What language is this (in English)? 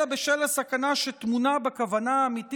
Hebrew